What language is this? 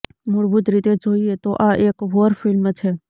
Gujarati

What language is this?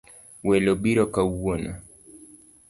Luo (Kenya and Tanzania)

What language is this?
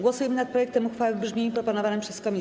Polish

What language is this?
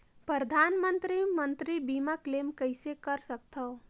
Chhattisgarhi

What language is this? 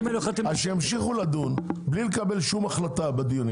Hebrew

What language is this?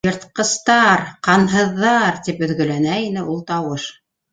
Bashkir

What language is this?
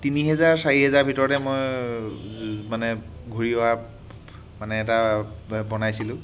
Assamese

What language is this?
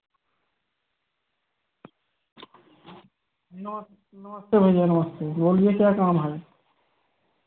Hindi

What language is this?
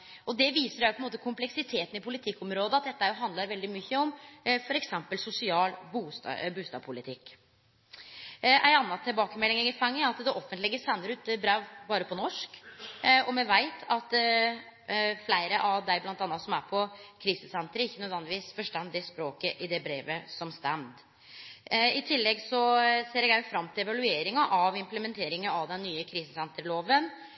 Norwegian Nynorsk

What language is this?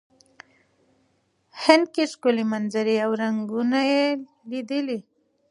Pashto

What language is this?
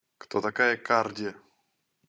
Russian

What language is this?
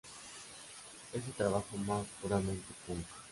Spanish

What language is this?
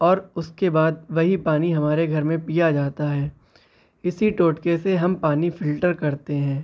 Urdu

